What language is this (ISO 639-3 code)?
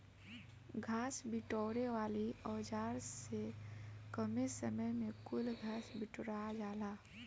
bho